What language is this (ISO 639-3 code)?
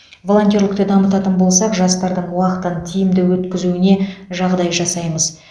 kaz